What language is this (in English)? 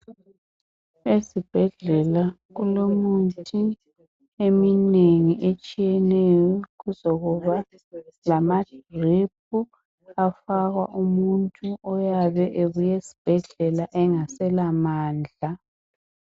North Ndebele